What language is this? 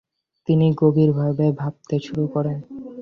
Bangla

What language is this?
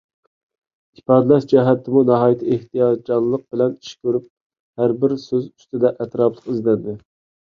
Uyghur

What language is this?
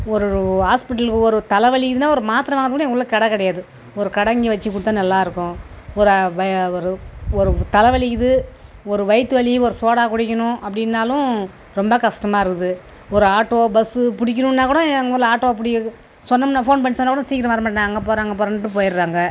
Tamil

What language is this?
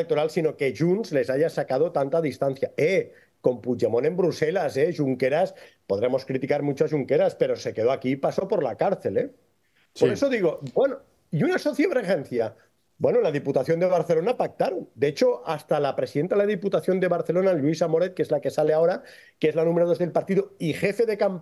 Spanish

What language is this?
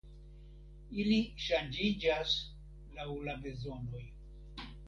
Esperanto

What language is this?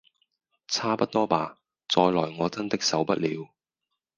Cantonese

